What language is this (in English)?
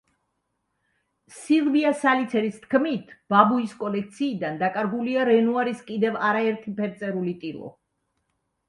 Georgian